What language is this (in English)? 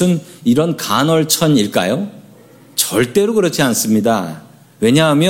Korean